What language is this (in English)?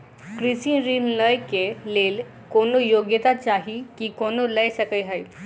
Maithili